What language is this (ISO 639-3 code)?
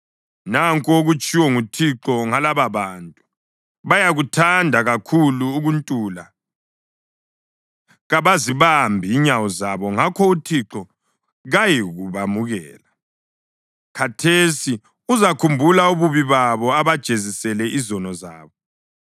nde